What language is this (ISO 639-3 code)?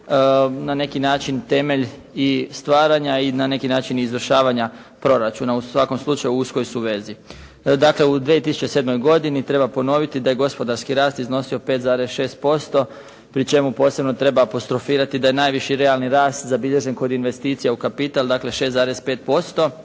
hrv